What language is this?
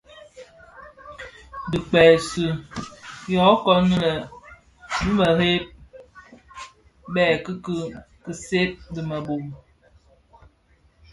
Bafia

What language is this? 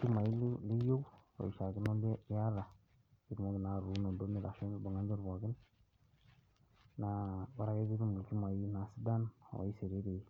Masai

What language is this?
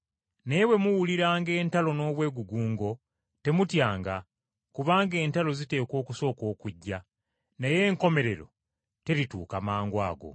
Ganda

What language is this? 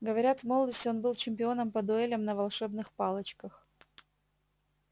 Russian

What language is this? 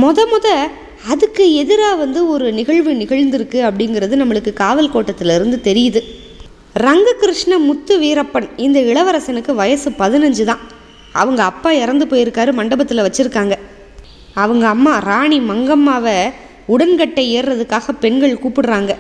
Turkish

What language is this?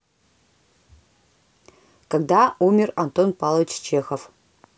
Russian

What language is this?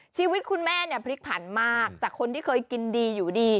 Thai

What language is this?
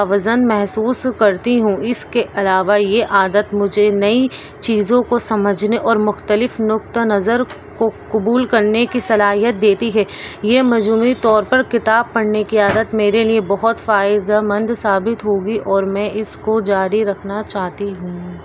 Urdu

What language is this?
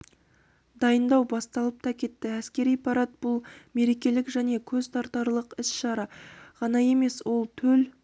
Kazakh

